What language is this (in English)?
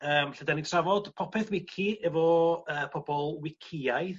Welsh